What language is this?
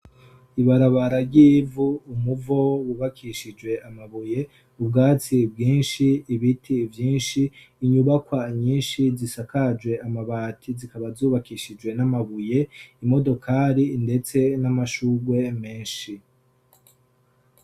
Rundi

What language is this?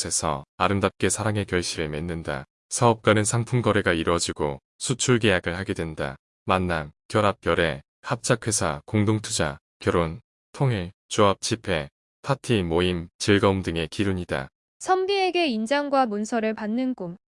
Korean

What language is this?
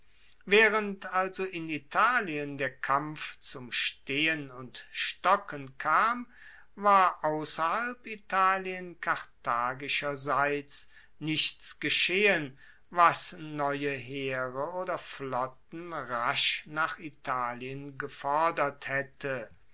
German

